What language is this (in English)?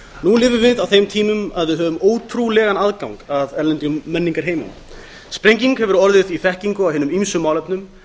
Icelandic